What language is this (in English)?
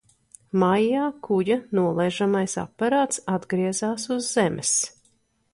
Latvian